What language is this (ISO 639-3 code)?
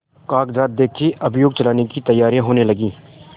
hin